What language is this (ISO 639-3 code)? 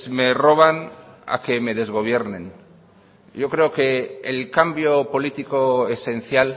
spa